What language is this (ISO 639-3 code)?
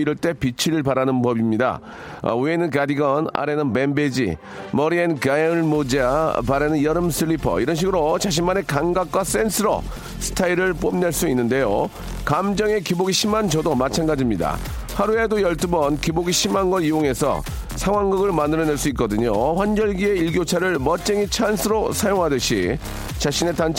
kor